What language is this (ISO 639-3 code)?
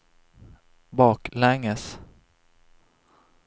swe